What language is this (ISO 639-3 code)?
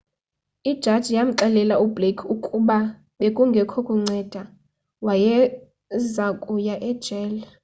xho